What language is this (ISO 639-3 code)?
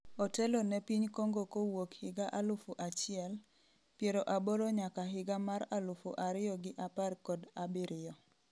luo